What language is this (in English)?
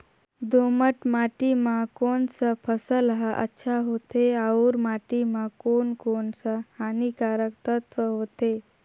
Chhattisgarhi